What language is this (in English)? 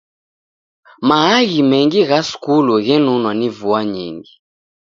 Taita